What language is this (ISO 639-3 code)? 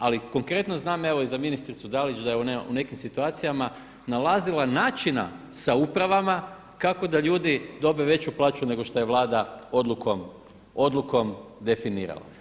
hrv